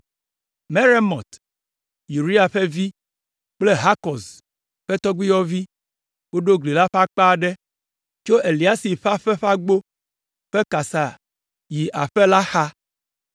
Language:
Ewe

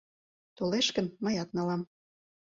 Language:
Mari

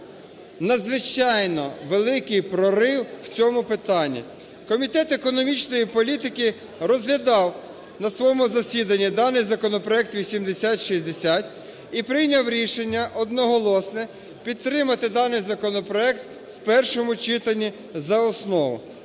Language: Ukrainian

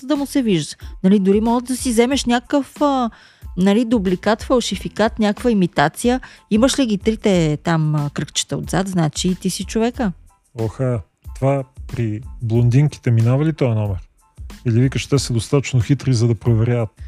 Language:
Bulgarian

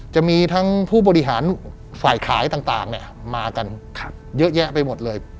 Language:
Thai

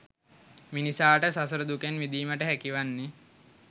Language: Sinhala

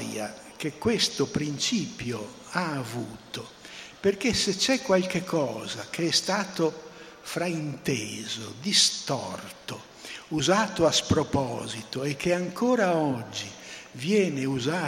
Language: Italian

